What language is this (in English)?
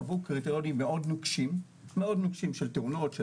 Hebrew